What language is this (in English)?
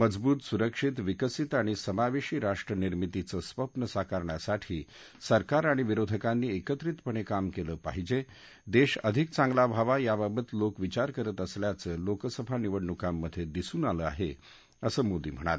Marathi